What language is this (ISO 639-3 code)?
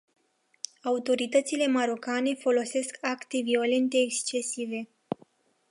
ron